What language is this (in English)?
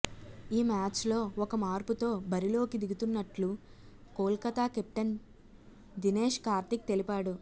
Telugu